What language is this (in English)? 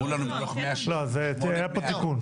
Hebrew